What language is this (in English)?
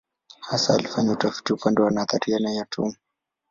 Swahili